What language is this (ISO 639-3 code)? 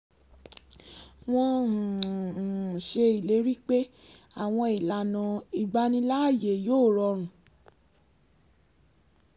yor